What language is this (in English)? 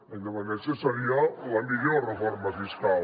Catalan